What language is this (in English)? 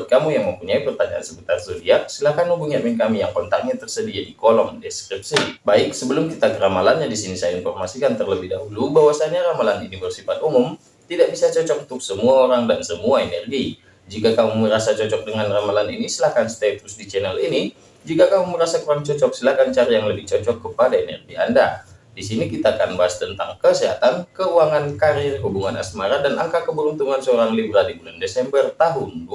Indonesian